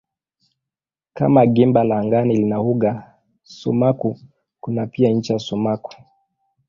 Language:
Swahili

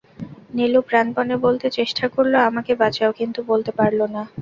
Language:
Bangla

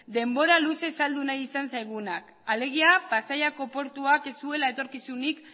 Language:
Basque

